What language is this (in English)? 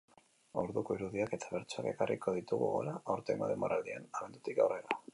Basque